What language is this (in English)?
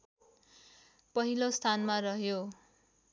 Nepali